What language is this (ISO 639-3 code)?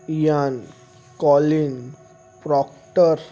snd